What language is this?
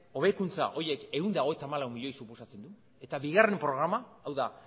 Basque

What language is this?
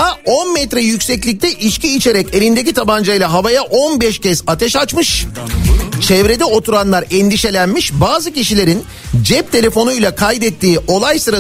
Turkish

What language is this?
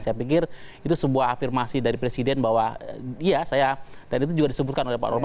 Indonesian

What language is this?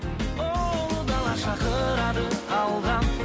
Kazakh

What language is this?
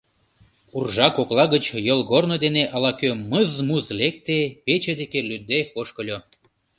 Mari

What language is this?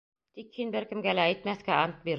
Bashkir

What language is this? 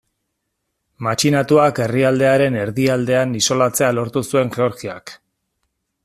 Basque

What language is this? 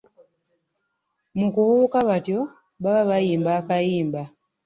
Ganda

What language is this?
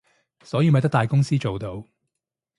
Cantonese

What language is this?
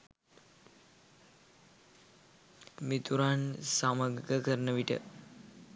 Sinhala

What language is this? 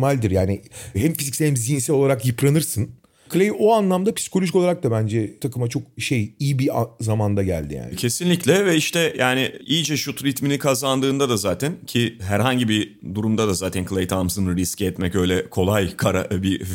Turkish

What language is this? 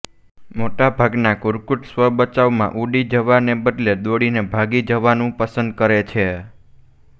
Gujarati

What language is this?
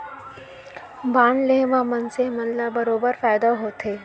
Chhattisgarhi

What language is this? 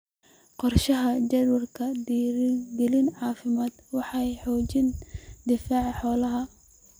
Somali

